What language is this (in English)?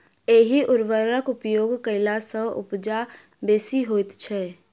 Maithili